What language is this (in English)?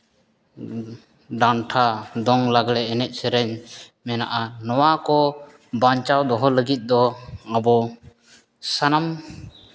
Santali